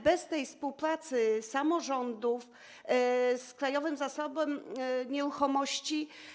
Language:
Polish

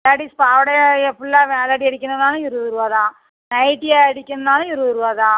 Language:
Tamil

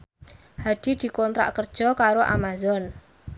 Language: Javanese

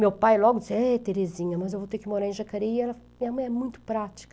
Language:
Portuguese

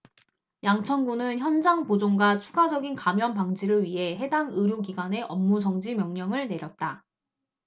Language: Korean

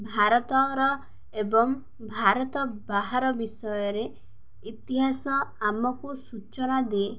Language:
Odia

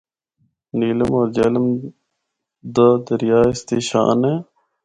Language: Northern Hindko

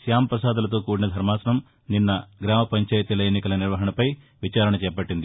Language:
Telugu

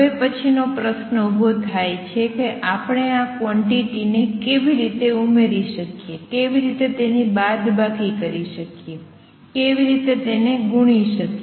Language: Gujarati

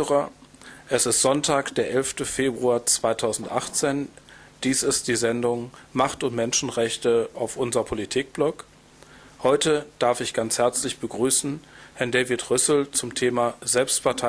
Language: German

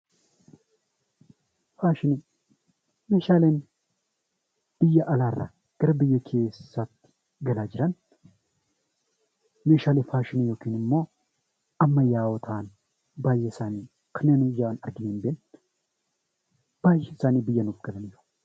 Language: Oromo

